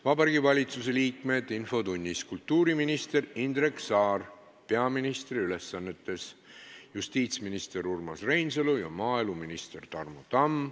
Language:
Estonian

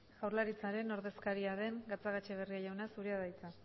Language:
Basque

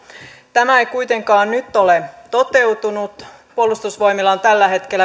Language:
Finnish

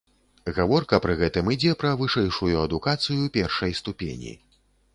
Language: Belarusian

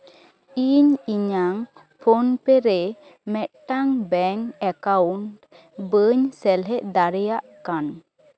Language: Santali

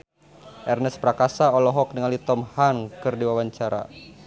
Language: Sundanese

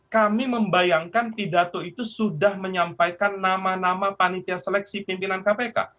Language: Indonesian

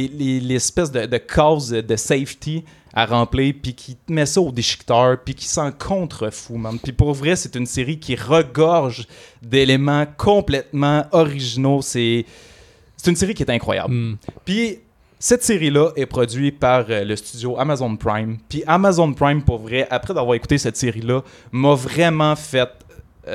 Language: French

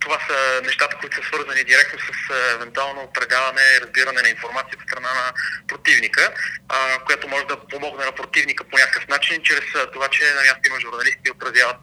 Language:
Bulgarian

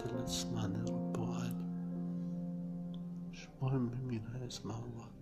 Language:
Arabic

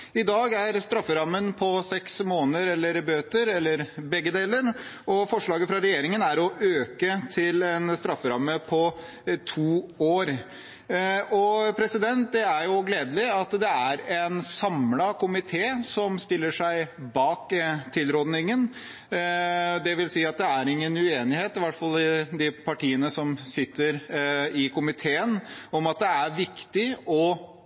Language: Norwegian Bokmål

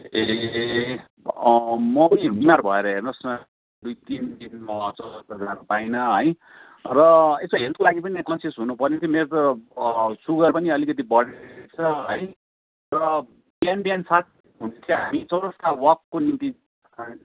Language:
Nepali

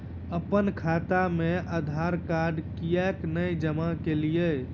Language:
Maithili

